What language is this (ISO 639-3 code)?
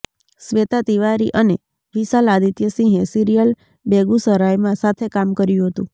guj